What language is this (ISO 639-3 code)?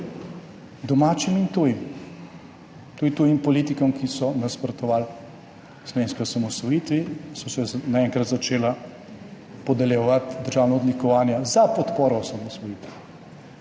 slv